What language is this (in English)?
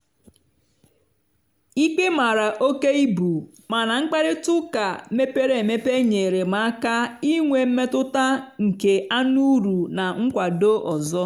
Igbo